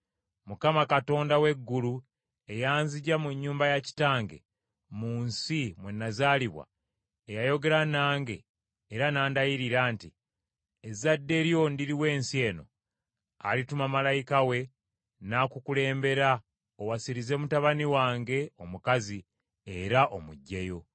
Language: Ganda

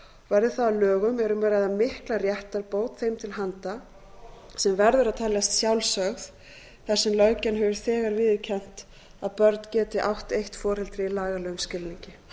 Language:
Icelandic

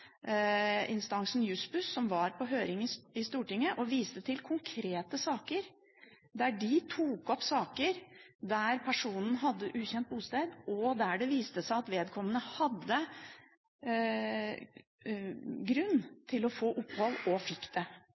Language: Norwegian Bokmål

